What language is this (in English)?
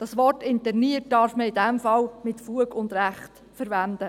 Swiss German